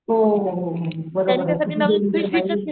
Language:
Marathi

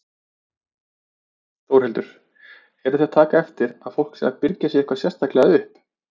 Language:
Icelandic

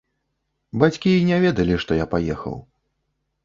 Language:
Belarusian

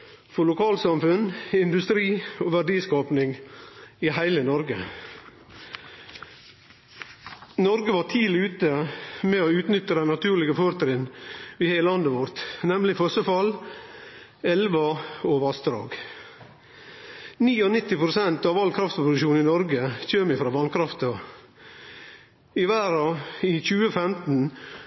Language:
Norwegian Nynorsk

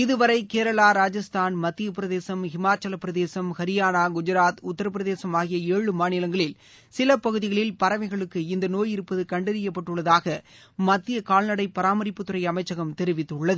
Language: Tamil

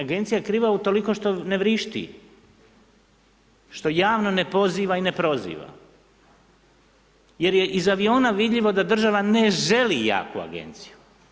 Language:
Croatian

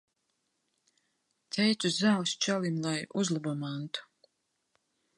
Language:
Latvian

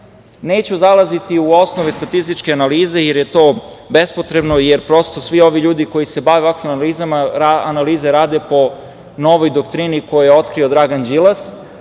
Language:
Serbian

